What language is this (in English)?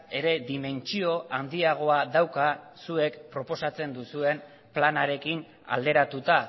Basque